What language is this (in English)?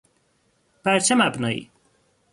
Persian